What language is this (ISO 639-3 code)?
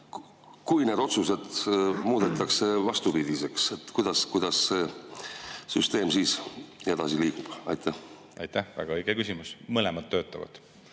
est